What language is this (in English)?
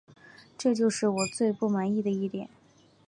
Chinese